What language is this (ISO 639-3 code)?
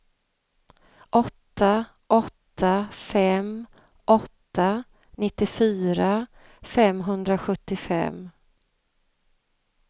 swe